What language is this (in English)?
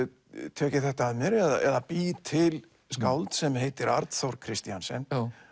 Icelandic